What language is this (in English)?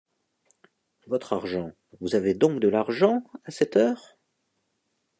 French